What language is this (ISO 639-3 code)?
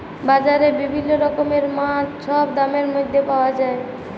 ben